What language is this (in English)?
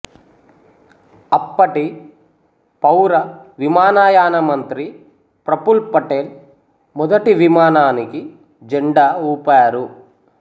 Telugu